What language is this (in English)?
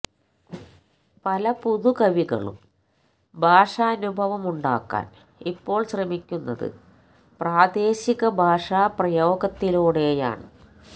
Malayalam